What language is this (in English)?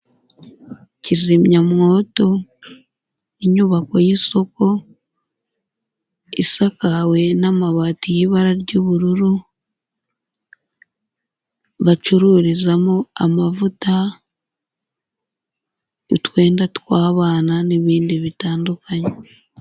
Kinyarwanda